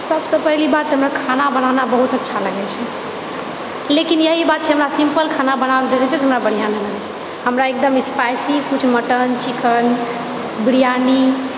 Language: Maithili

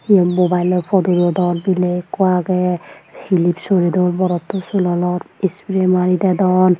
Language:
Chakma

